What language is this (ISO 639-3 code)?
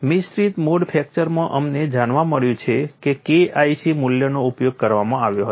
guj